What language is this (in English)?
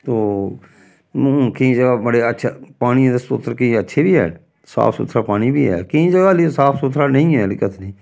Dogri